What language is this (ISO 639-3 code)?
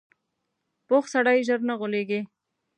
pus